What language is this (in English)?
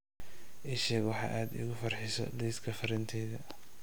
Somali